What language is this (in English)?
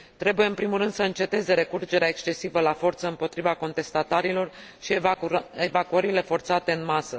Romanian